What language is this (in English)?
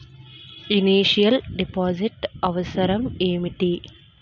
Telugu